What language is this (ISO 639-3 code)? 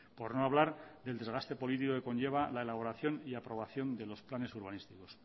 spa